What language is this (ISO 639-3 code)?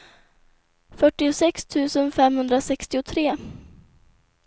swe